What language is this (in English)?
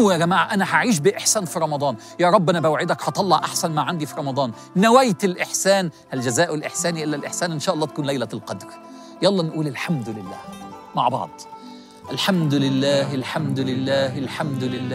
Arabic